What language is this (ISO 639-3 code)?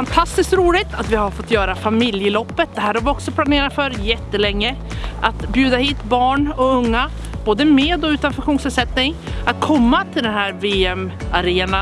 swe